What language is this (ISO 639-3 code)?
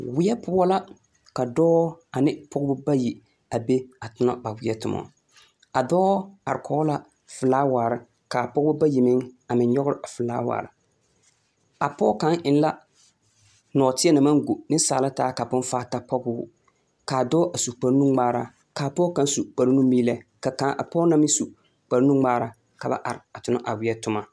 dga